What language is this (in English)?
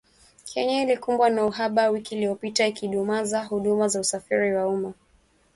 Swahili